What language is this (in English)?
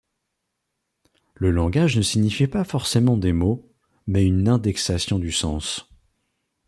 French